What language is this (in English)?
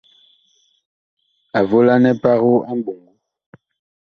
Bakoko